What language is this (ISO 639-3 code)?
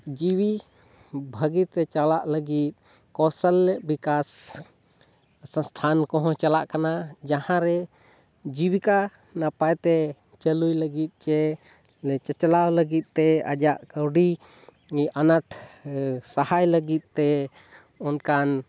sat